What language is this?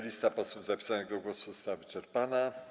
Polish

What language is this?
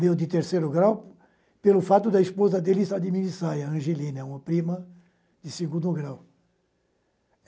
Portuguese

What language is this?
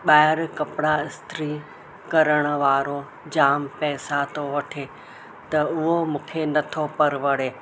Sindhi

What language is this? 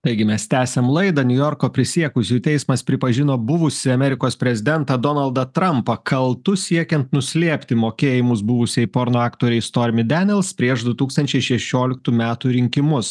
Lithuanian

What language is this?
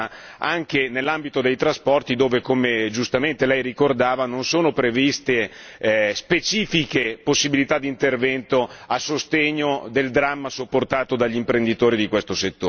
Italian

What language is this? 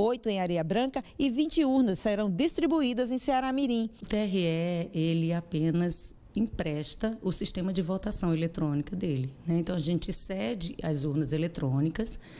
Portuguese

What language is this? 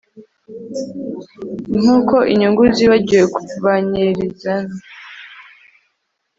Kinyarwanda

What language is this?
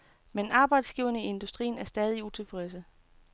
Danish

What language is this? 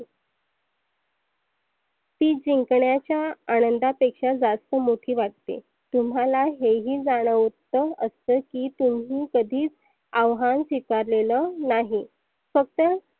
Marathi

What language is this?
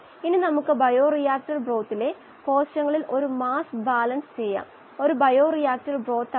Malayalam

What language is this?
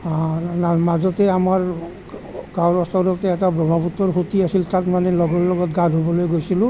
Assamese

